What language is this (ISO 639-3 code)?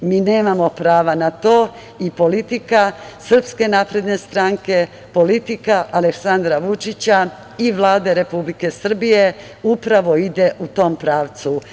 srp